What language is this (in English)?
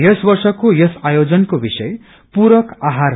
Nepali